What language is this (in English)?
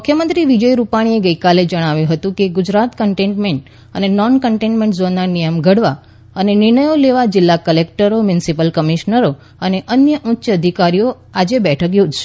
Gujarati